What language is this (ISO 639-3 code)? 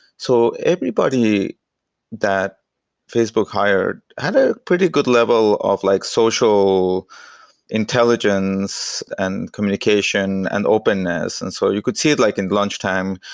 eng